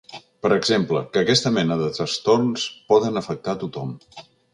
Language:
Catalan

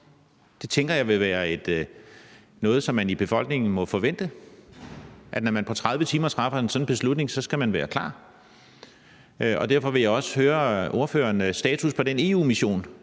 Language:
Danish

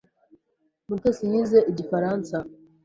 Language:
Kinyarwanda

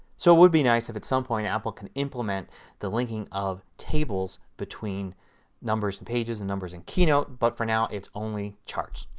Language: English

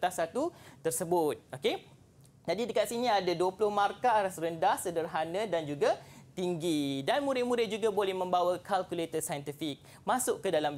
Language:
Malay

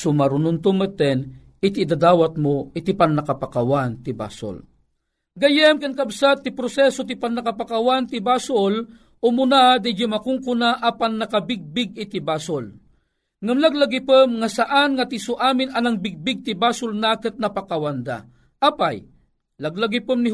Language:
Filipino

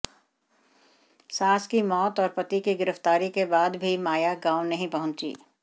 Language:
Hindi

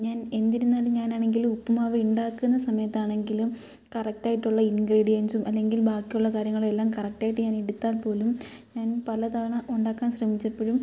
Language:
Malayalam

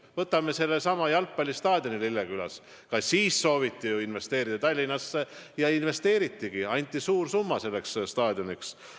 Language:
Estonian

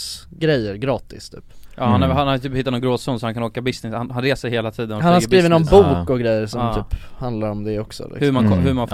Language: Swedish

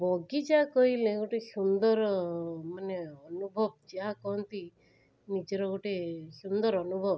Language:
Odia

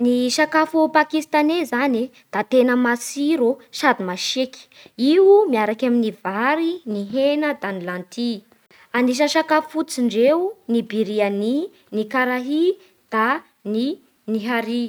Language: Bara Malagasy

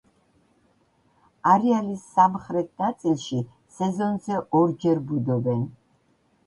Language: Georgian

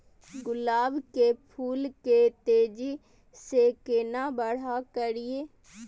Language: Maithili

